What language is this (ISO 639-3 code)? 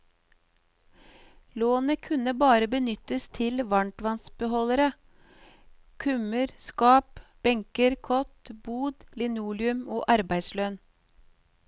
nor